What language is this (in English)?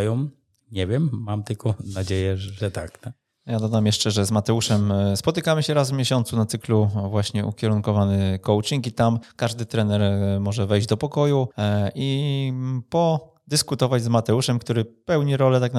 Polish